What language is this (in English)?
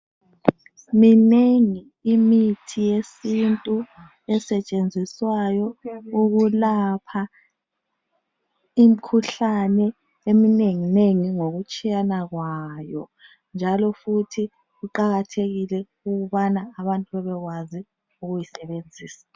North Ndebele